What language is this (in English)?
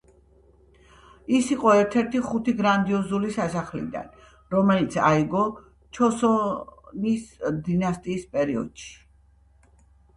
Georgian